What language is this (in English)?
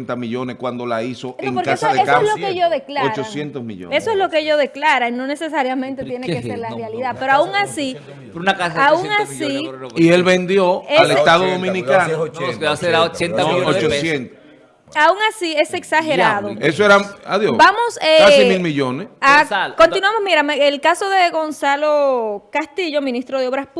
Spanish